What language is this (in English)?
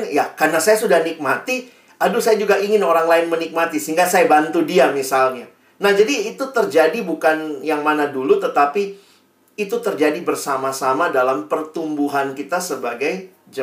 Indonesian